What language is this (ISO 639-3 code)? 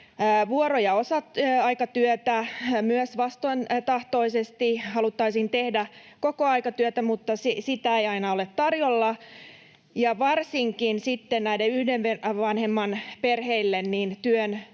fin